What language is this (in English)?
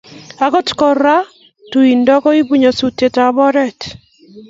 Kalenjin